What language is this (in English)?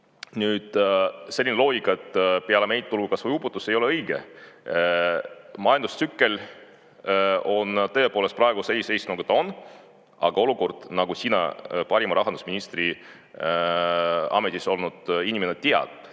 Estonian